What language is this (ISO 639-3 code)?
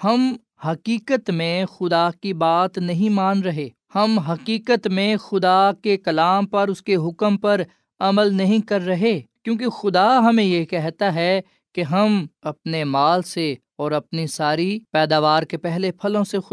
urd